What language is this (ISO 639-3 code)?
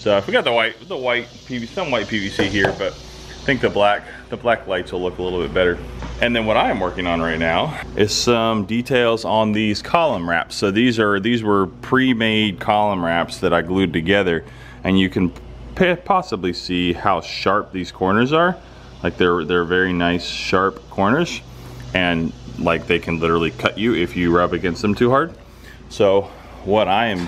eng